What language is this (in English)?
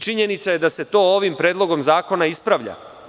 Serbian